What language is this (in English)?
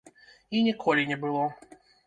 Belarusian